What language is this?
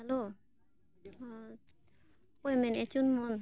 Santali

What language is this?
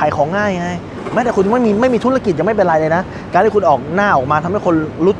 Thai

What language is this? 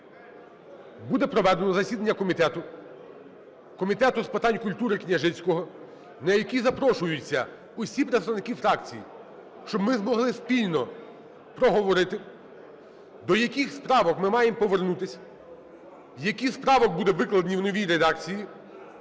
Ukrainian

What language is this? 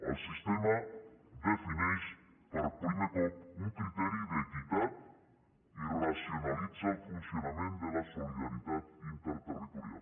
Catalan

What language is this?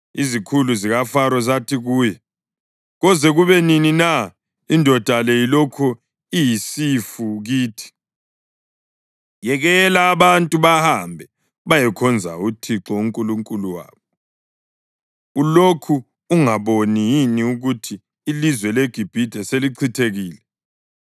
North Ndebele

